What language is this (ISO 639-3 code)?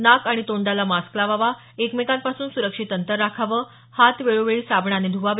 mar